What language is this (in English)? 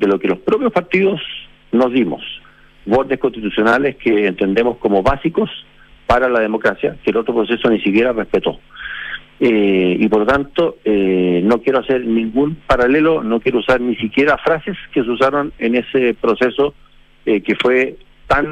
Spanish